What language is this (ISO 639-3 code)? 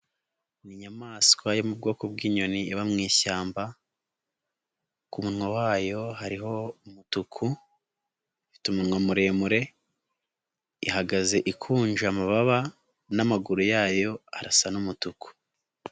kin